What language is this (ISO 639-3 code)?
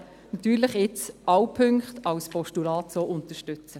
gsw